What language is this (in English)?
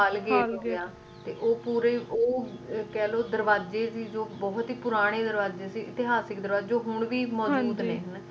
Punjabi